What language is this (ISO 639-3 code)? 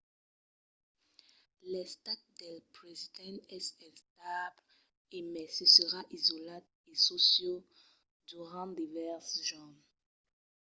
oci